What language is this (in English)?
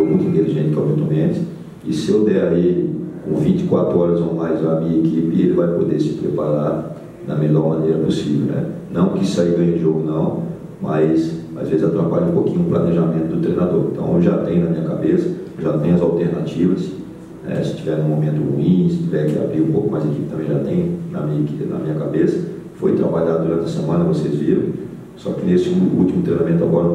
Portuguese